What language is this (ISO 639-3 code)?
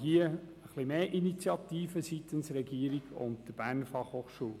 gsw